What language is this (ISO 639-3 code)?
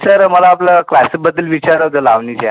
mar